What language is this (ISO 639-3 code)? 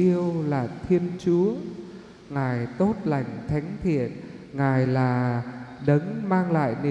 vie